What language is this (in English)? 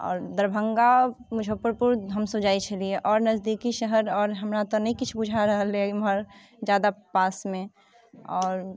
Maithili